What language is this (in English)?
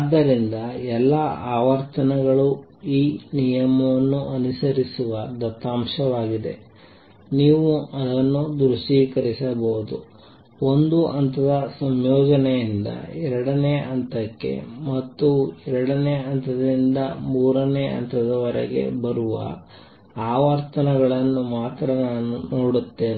Kannada